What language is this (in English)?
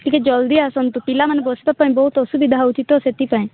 Odia